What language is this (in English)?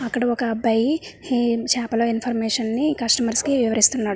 Telugu